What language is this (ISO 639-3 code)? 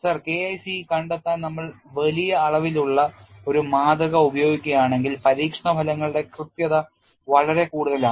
mal